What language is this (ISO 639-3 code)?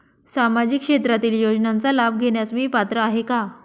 mar